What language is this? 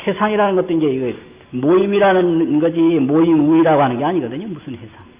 Korean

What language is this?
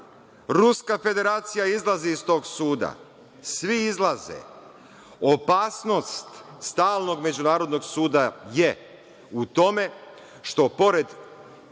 Serbian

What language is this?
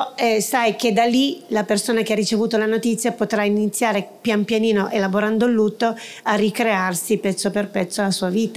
Italian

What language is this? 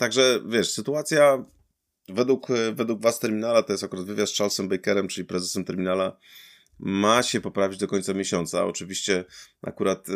Polish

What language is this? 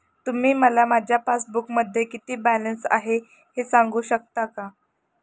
Marathi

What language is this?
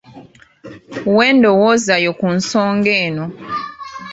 Ganda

